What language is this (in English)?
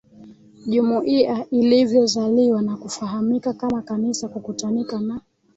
Swahili